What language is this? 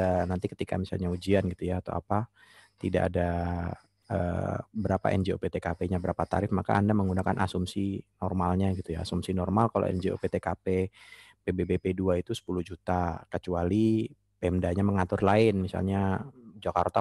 Indonesian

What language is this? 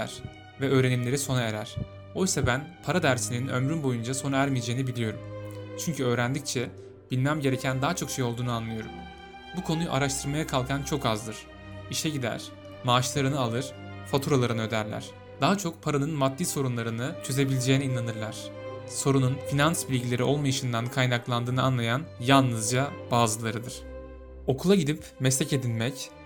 Turkish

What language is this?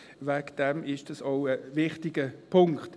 Swiss German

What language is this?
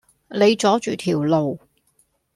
Cantonese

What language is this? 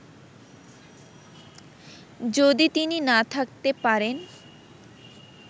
Bangla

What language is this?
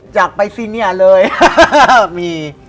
Thai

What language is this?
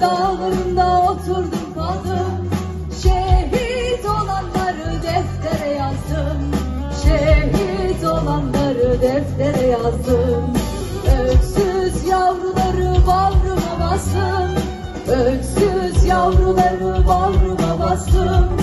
Turkish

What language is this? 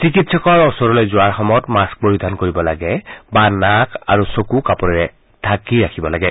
Assamese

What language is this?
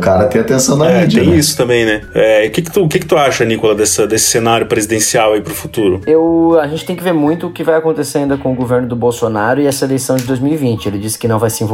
Portuguese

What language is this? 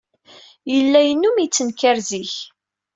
Kabyle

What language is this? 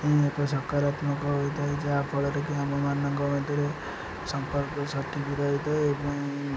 Odia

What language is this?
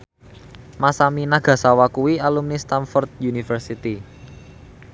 Javanese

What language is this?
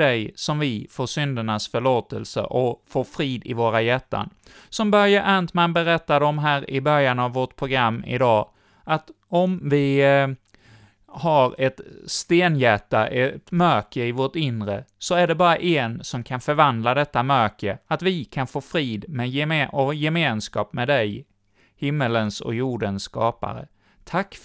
Swedish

